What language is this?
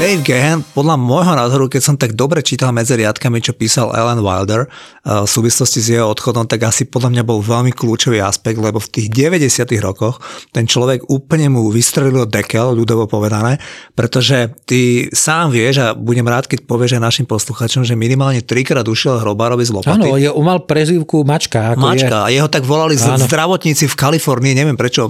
Slovak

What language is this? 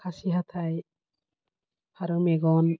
Bodo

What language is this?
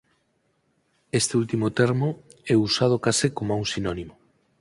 Galician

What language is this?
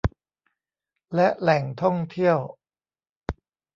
Thai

